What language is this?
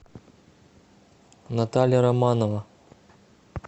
Russian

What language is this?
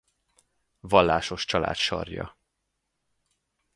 Hungarian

